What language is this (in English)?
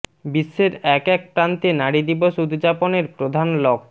Bangla